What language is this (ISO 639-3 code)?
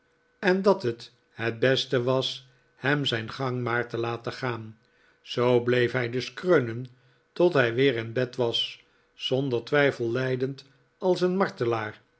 nld